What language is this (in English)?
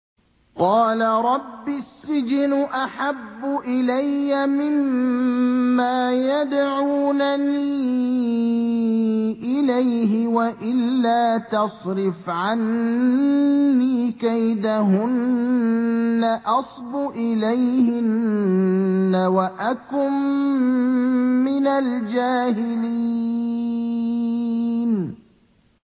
Arabic